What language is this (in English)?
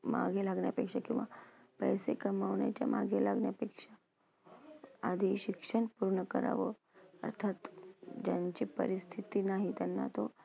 Marathi